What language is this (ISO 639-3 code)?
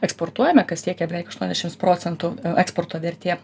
lit